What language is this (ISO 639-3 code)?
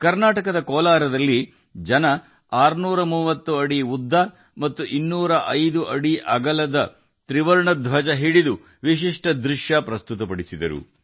kan